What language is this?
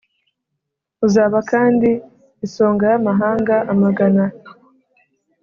Kinyarwanda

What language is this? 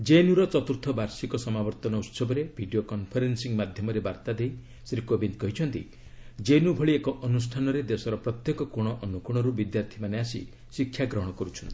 Odia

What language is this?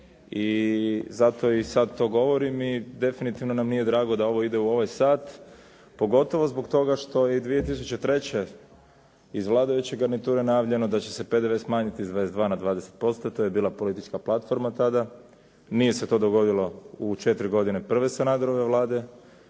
Croatian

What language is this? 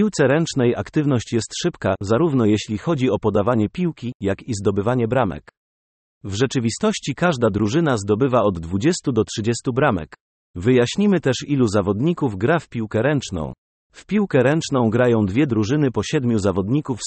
Polish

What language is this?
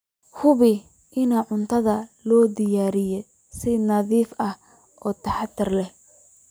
Somali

